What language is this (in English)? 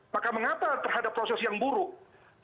Indonesian